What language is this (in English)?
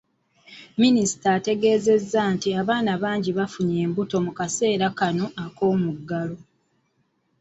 Ganda